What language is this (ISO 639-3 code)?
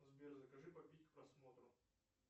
rus